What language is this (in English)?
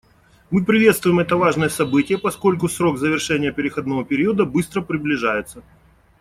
Russian